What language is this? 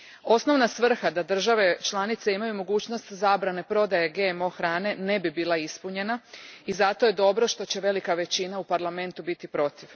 Croatian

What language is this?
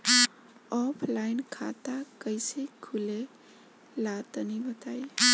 Bhojpuri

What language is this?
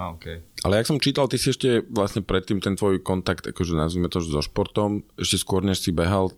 Slovak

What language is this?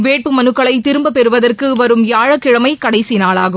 Tamil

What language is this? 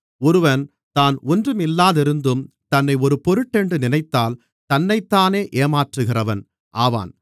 Tamil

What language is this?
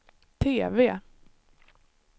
Swedish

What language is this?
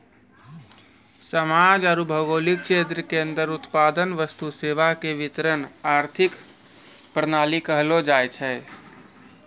Maithili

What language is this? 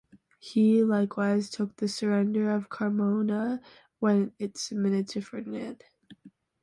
English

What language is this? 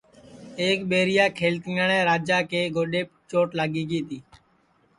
Sansi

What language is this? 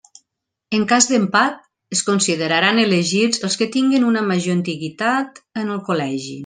Catalan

